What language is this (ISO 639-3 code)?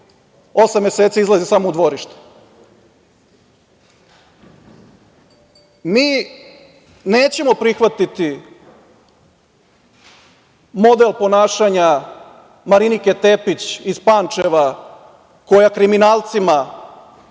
srp